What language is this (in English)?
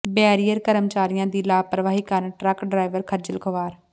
Punjabi